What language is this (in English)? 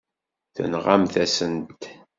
Kabyle